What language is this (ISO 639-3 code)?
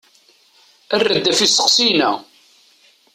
kab